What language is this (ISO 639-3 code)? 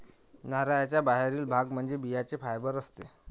mar